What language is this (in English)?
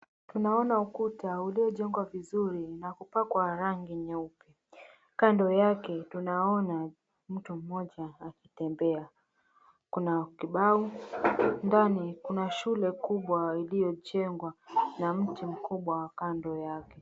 Swahili